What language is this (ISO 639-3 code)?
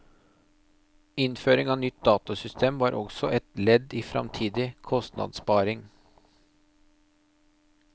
nor